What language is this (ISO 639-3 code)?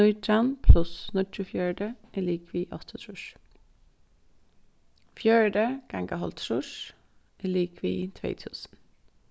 fao